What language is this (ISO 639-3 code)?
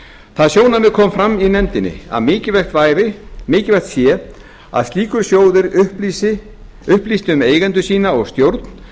isl